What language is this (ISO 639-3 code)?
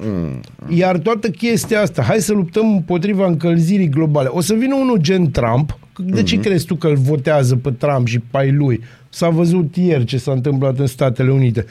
ron